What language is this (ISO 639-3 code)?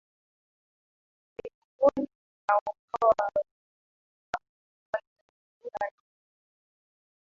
swa